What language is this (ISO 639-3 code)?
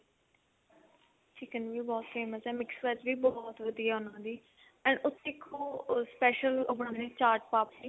pan